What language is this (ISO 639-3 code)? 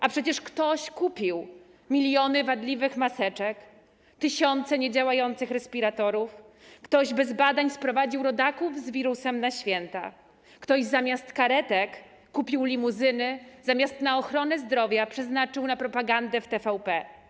pol